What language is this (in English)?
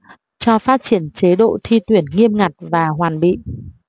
Vietnamese